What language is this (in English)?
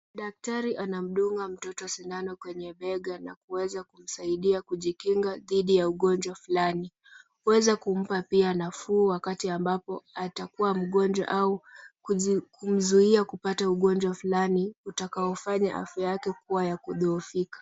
Swahili